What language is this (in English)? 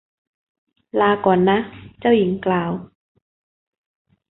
Thai